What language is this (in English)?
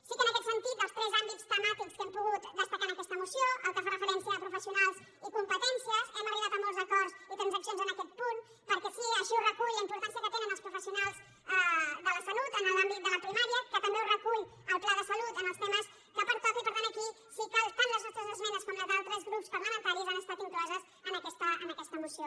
Catalan